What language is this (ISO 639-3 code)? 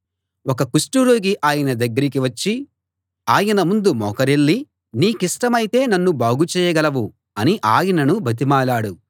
tel